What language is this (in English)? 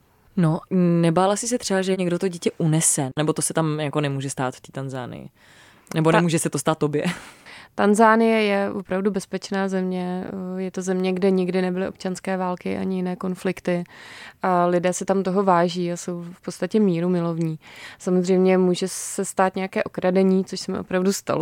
Czech